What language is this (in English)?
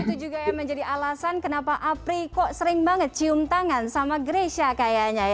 Indonesian